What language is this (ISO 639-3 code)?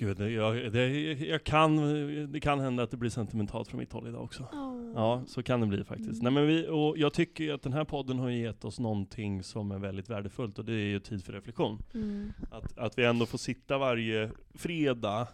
swe